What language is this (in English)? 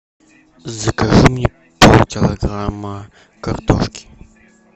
Russian